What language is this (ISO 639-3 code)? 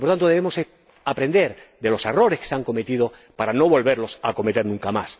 spa